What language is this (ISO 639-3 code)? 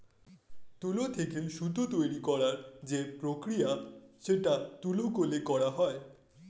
ben